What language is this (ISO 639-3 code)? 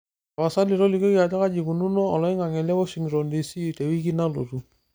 mas